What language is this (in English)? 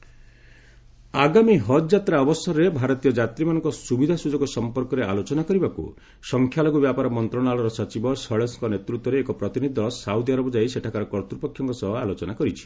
Odia